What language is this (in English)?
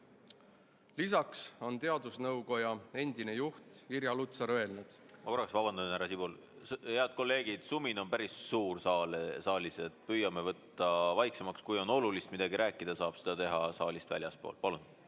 Estonian